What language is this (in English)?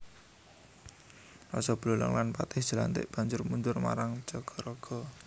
Javanese